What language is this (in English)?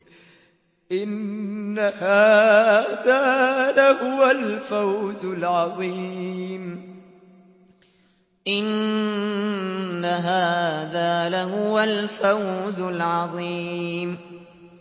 Arabic